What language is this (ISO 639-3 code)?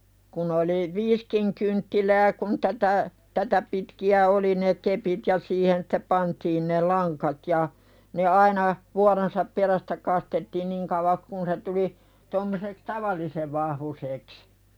fin